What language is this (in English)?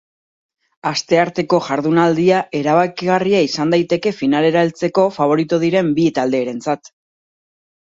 Basque